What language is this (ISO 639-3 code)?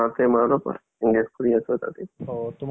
asm